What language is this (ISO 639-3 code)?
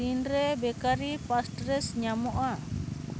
sat